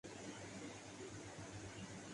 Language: Urdu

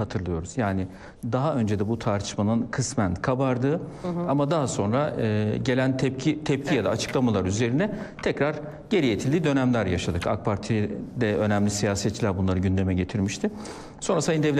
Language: Turkish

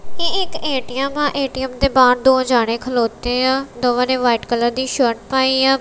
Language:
Punjabi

